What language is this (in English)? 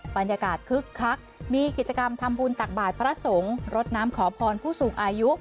Thai